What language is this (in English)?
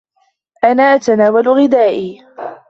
Arabic